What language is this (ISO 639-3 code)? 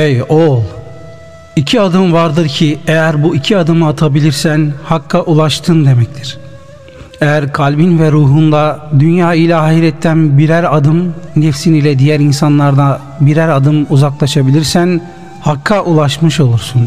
tur